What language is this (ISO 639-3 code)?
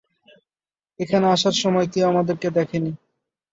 ben